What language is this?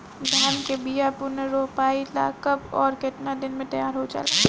Bhojpuri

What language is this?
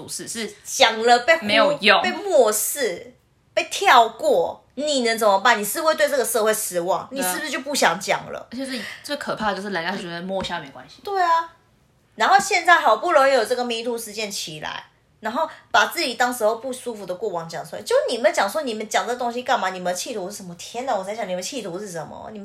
Chinese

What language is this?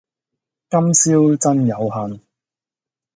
Cantonese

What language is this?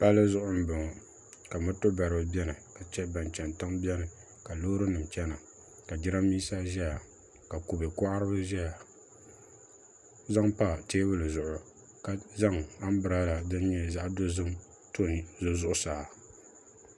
Dagbani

